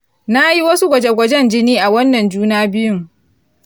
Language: Hausa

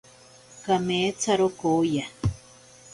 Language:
Ashéninka Perené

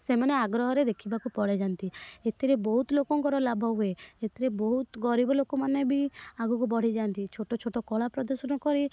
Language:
Odia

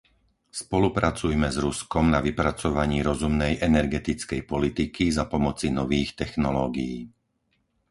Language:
Slovak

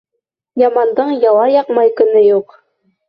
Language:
Bashkir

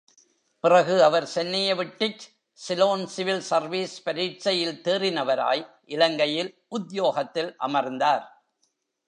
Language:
Tamil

